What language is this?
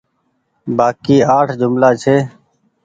Goaria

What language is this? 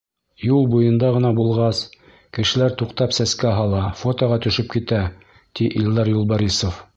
Bashkir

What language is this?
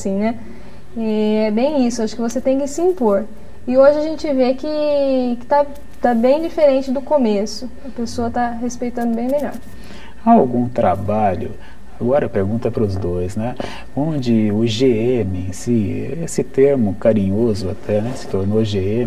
Portuguese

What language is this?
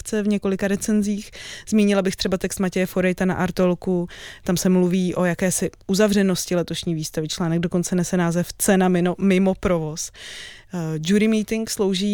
Czech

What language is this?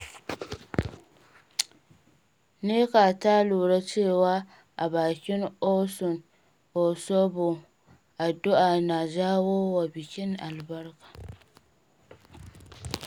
Hausa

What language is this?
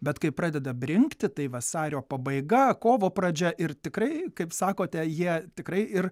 Lithuanian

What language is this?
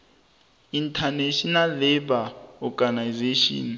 South Ndebele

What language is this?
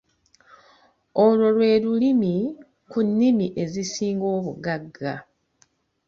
Ganda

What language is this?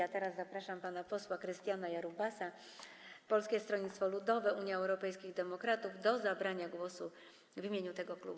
Polish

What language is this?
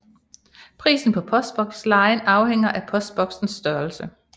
Danish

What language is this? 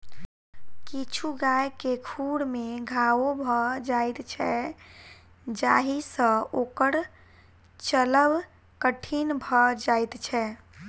Maithili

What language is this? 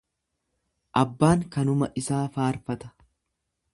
Oromo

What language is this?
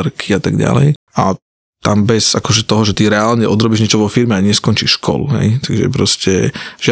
Slovak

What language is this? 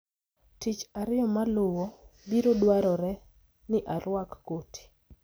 Luo (Kenya and Tanzania)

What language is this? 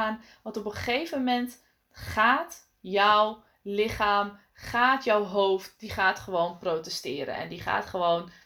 Dutch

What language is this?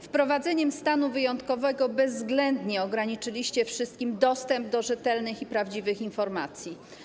Polish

